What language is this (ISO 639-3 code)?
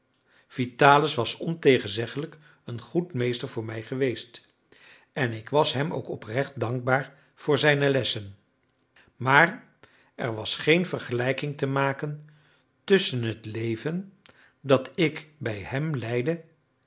nld